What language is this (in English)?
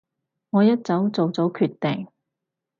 Cantonese